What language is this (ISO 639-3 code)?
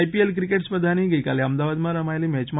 guj